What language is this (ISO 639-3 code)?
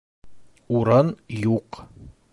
bak